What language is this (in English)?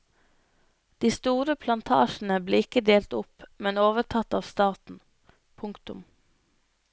Norwegian